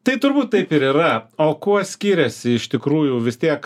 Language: Lithuanian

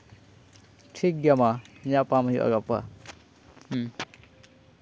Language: Santali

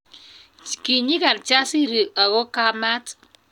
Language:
Kalenjin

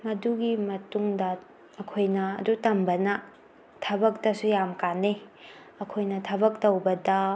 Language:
Manipuri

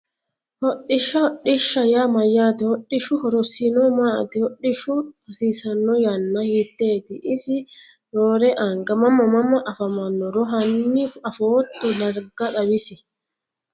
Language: Sidamo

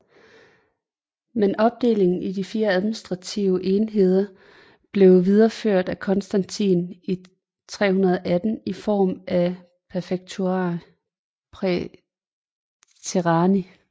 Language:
Danish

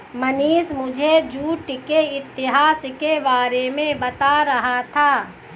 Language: Hindi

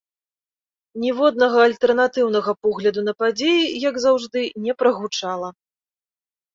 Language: Belarusian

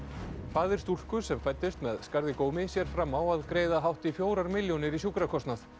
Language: Icelandic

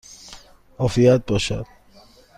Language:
Persian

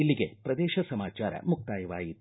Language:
Kannada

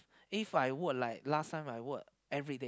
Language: English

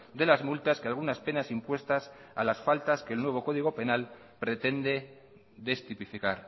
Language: Spanish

